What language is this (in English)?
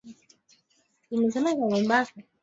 Swahili